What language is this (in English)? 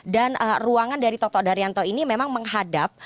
Indonesian